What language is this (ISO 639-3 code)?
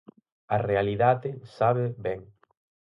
glg